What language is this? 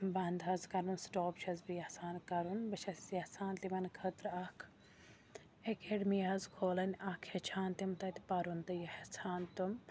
Kashmiri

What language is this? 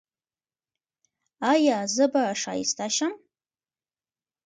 Pashto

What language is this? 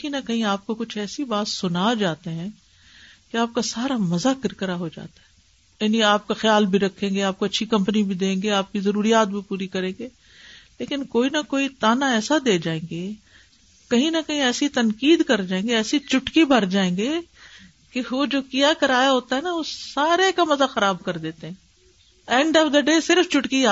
Urdu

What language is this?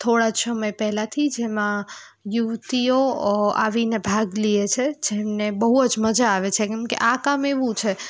Gujarati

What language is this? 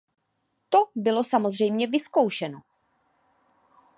Czech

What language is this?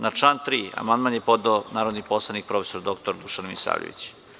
Serbian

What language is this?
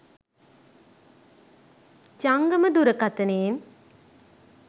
Sinhala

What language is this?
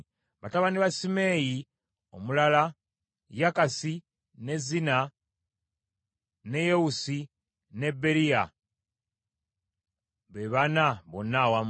Ganda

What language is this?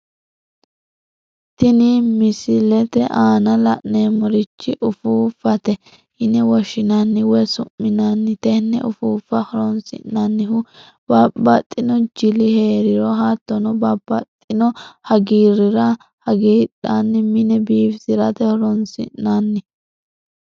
Sidamo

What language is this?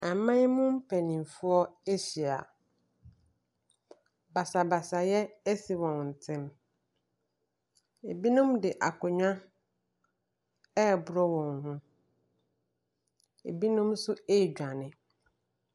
Akan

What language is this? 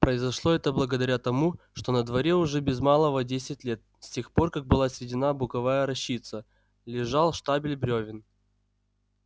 Russian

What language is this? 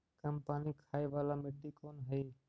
Magahi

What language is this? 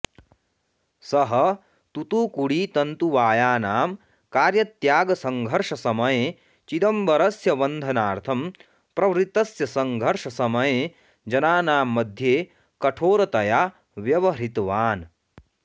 Sanskrit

